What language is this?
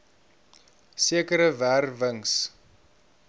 Afrikaans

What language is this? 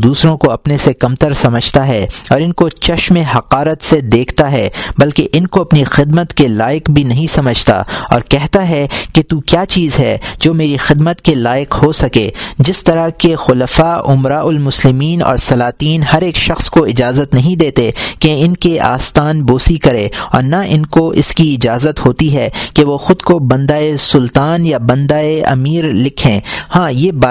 Urdu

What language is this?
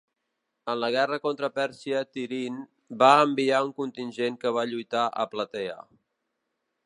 Catalan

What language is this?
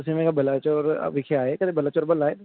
Punjabi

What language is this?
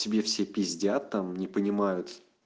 Russian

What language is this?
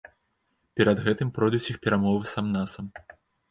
Belarusian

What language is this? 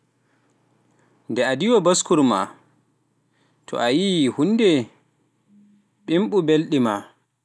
Pular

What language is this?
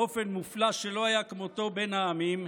Hebrew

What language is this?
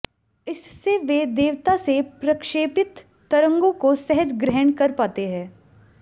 Hindi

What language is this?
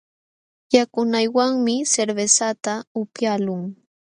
Jauja Wanca Quechua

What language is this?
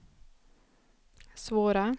Swedish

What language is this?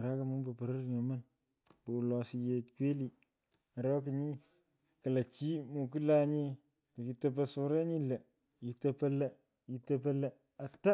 Pökoot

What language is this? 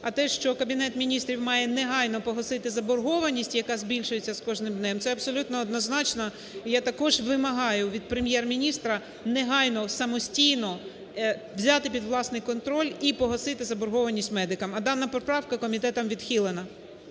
Ukrainian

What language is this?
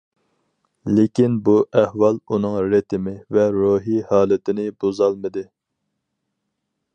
Uyghur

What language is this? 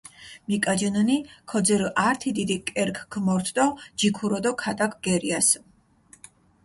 Mingrelian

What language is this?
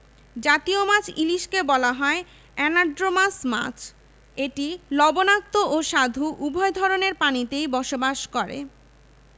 Bangla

